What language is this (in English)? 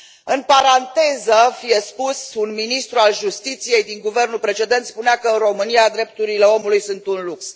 Romanian